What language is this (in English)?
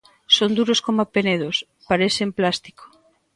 Galician